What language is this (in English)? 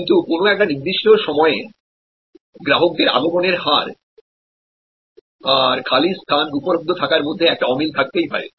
Bangla